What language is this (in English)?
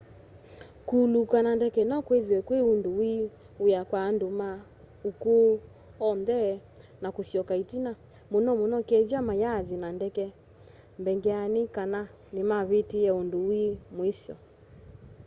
Kamba